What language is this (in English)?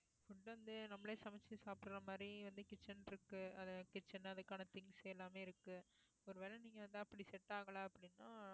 Tamil